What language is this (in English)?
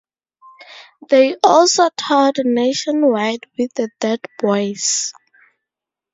English